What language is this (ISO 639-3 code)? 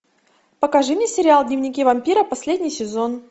rus